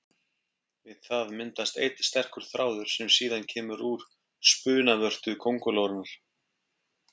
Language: Icelandic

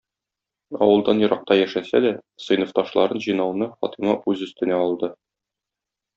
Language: Tatar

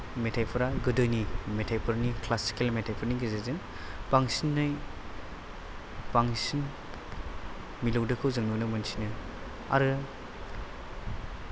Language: Bodo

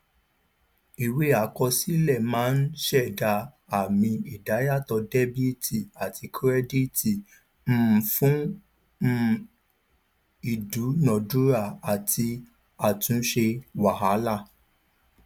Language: Yoruba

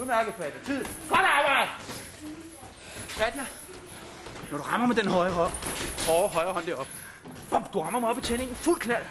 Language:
Danish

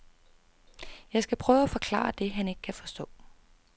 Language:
Danish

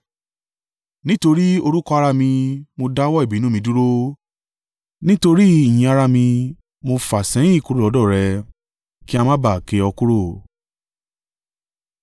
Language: Yoruba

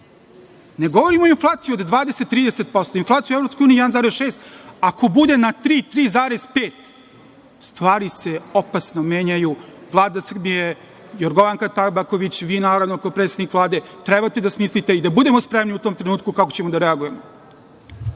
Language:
Serbian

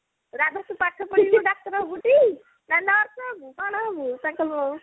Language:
Odia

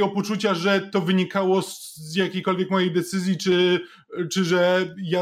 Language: Polish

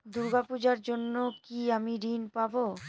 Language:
Bangla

